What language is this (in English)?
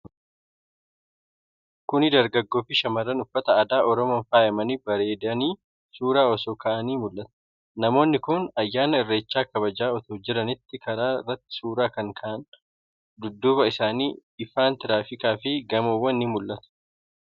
Oromo